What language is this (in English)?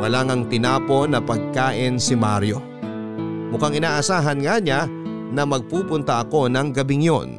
Filipino